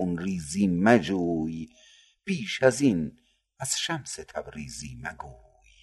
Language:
Persian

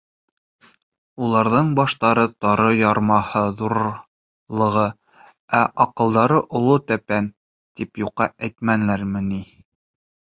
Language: Bashkir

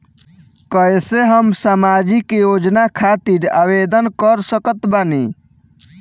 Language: Bhojpuri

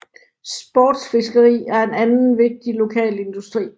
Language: Danish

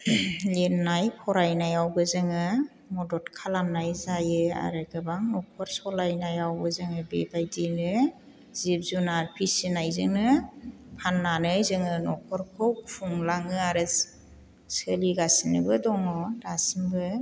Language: Bodo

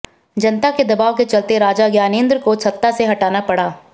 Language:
Hindi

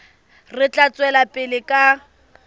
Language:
Southern Sotho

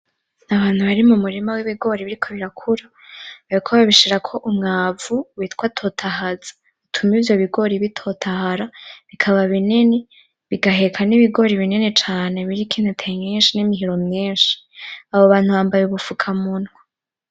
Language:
Rundi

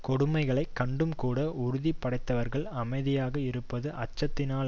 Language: Tamil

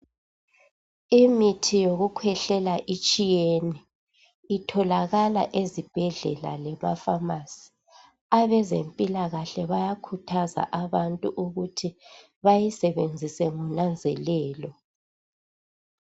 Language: North Ndebele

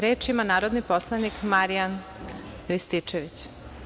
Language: Serbian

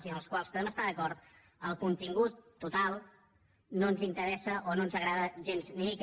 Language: Catalan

